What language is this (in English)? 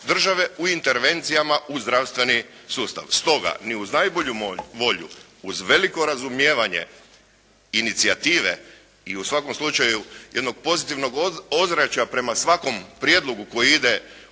Croatian